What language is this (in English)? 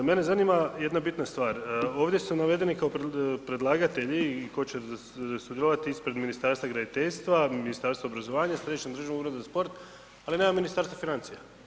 Croatian